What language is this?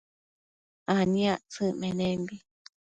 Matsés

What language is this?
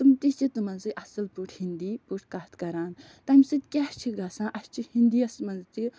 Kashmiri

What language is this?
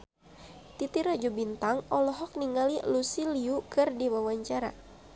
Sundanese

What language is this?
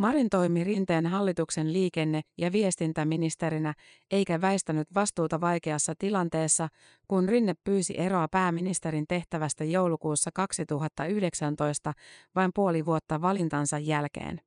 Finnish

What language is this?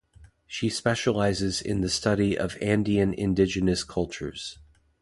English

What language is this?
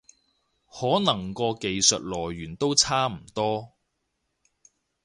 Cantonese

